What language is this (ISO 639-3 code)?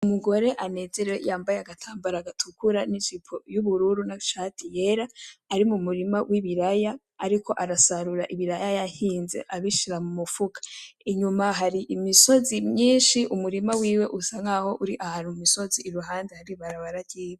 run